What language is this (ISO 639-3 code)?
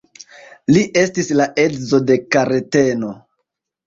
epo